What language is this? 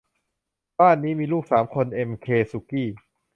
Thai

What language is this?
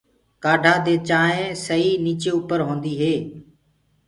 Gurgula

